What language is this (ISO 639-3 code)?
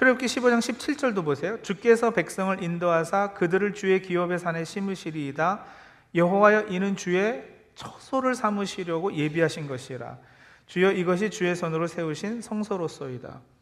kor